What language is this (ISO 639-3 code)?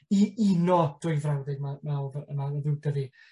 cym